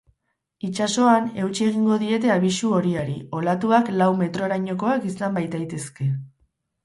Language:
Basque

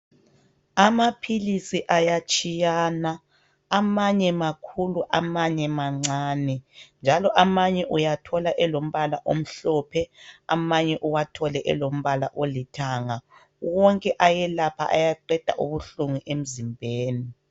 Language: North Ndebele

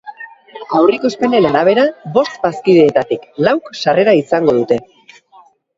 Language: Basque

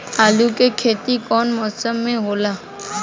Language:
Bhojpuri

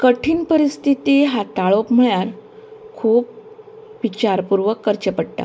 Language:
Konkani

